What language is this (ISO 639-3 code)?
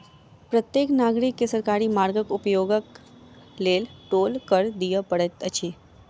mai